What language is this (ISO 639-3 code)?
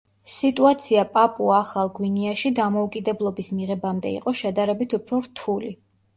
kat